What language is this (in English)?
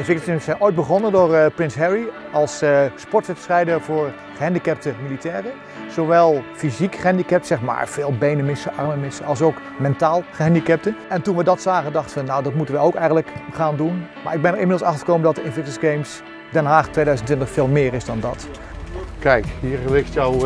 Dutch